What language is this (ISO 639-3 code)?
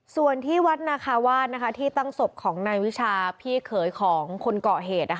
tha